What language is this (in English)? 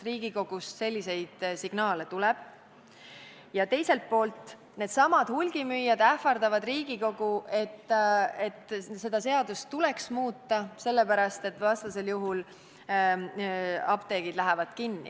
Estonian